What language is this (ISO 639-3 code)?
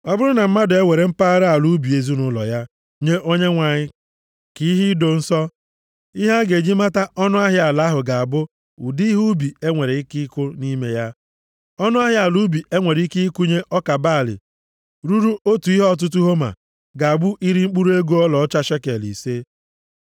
ibo